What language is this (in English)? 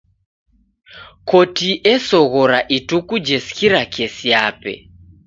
Taita